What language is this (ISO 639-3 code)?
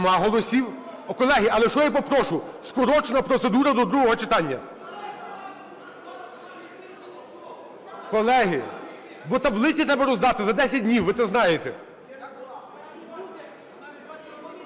ukr